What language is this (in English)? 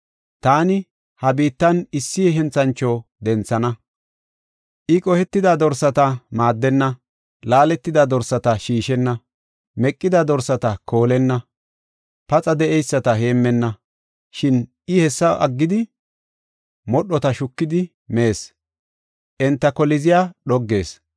Gofa